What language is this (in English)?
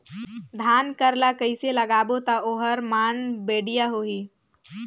Chhattisgarhi